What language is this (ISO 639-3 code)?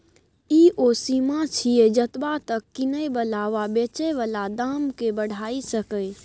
mai